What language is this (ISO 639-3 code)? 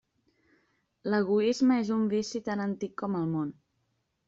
cat